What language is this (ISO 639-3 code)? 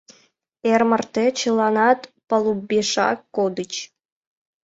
chm